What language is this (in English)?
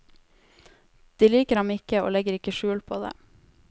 Norwegian